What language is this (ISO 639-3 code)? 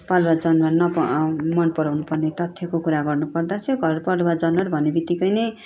nep